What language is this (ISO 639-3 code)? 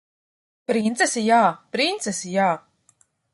lav